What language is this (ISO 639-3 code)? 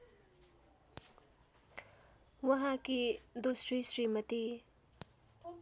nep